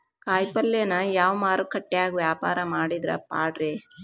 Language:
Kannada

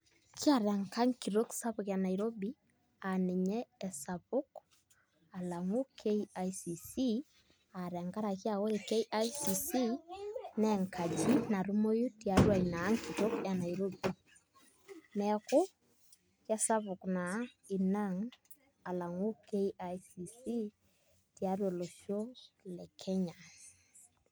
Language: Masai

